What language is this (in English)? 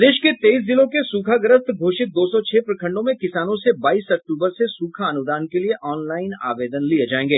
Hindi